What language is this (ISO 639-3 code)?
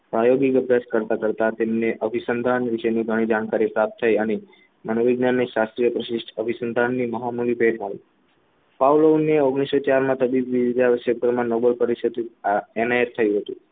guj